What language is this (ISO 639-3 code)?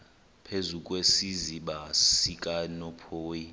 xho